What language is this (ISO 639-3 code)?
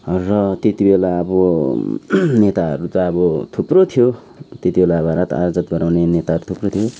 nep